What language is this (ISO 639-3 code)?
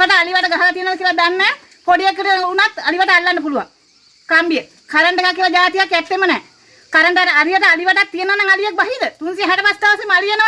sin